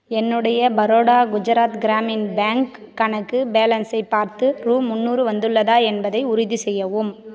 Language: Tamil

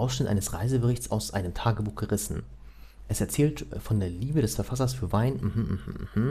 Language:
German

